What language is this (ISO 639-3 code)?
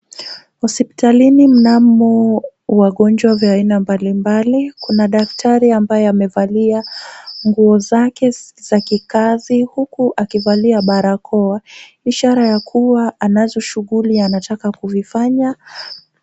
swa